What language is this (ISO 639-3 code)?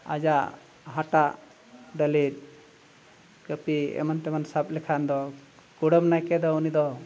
sat